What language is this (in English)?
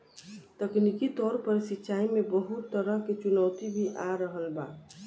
Bhojpuri